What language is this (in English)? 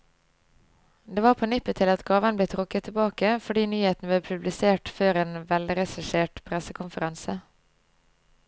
Norwegian